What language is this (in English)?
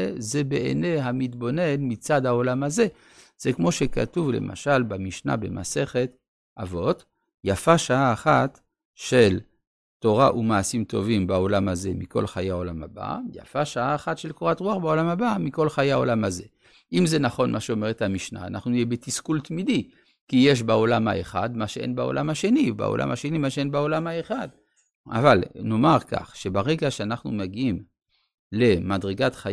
Hebrew